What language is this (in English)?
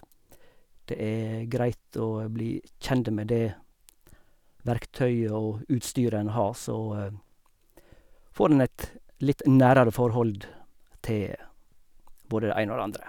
Norwegian